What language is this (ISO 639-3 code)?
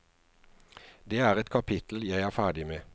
nor